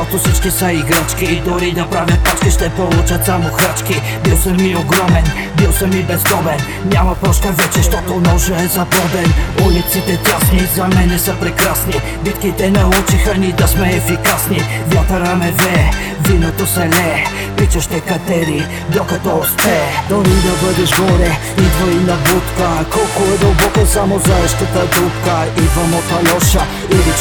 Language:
Bulgarian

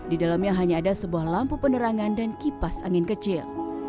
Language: Indonesian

